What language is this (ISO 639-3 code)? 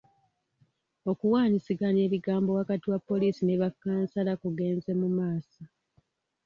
lug